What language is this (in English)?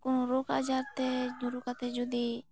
Santali